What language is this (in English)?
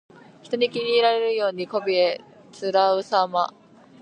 Japanese